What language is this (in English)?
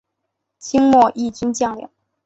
Chinese